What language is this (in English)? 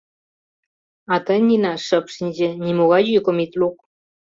Mari